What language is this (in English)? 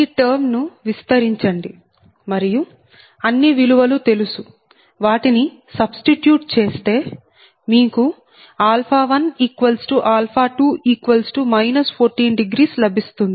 Telugu